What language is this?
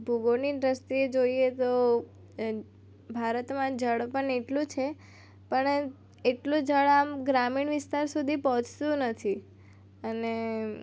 Gujarati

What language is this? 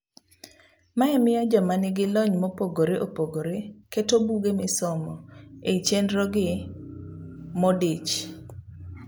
Luo (Kenya and Tanzania)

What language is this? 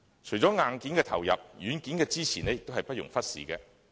Cantonese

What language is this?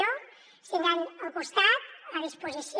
Catalan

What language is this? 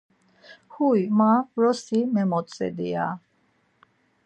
Laz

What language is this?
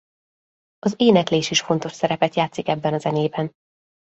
Hungarian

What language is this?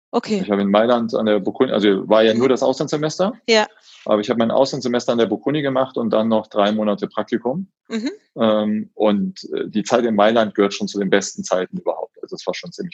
German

